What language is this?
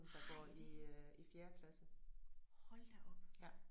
Danish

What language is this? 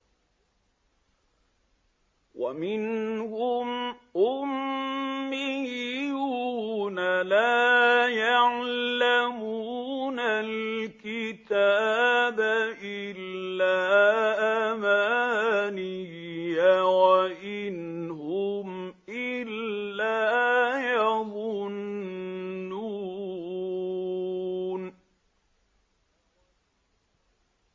Arabic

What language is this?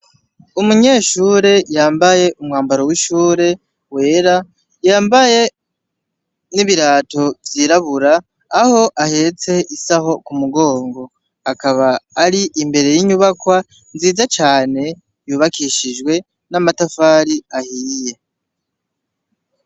Rundi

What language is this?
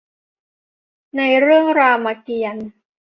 Thai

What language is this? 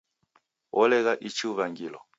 Taita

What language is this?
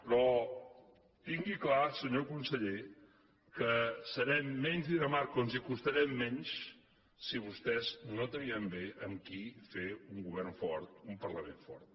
Catalan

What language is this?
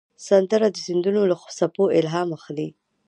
Pashto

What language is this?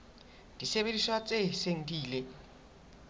Southern Sotho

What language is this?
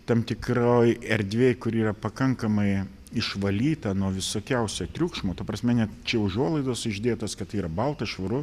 Lithuanian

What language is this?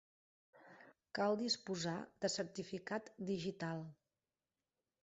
Catalan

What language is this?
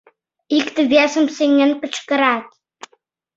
Mari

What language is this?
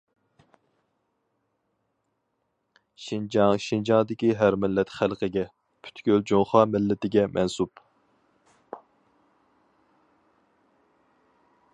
Uyghur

